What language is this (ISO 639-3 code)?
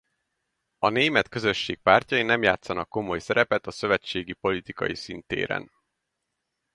hun